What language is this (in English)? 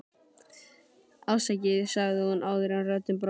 Icelandic